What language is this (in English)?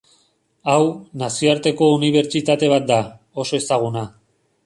Basque